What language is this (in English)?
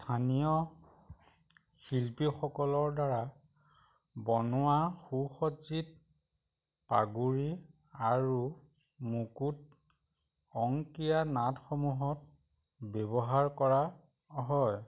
Assamese